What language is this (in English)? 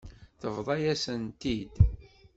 Kabyle